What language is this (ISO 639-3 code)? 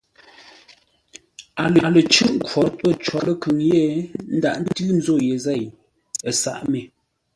nla